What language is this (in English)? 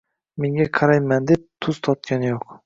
Uzbek